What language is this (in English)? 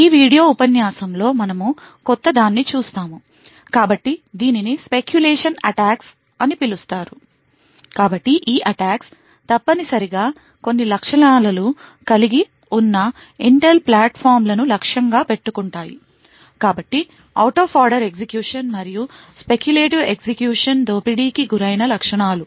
Telugu